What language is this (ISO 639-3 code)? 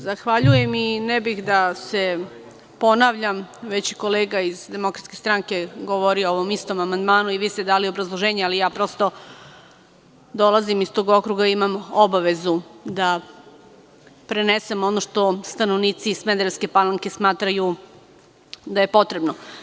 srp